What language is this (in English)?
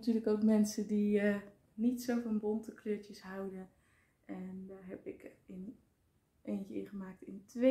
Dutch